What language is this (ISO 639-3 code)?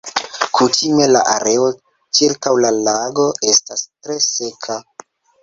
epo